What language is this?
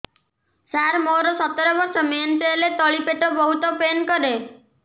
Odia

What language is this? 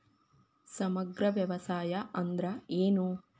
Kannada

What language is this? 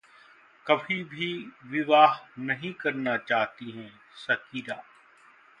Hindi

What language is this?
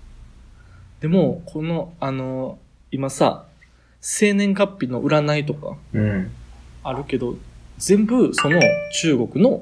Japanese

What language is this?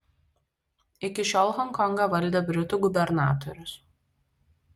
Lithuanian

